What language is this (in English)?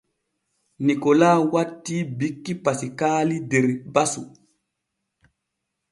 Borgu Fulfulde